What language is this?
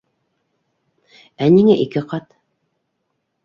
Bashkir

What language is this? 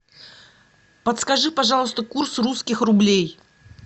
Russian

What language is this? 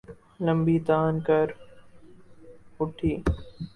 Urdu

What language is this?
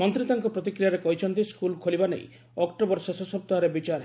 Odia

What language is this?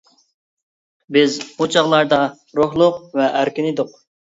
Uyghur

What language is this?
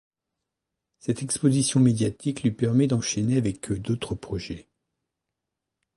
French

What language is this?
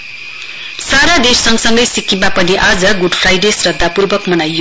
Nepali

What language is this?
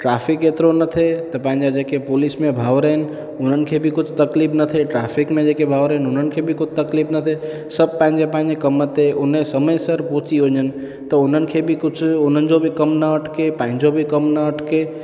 Sindhi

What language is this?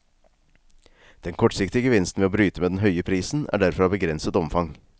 Norwegian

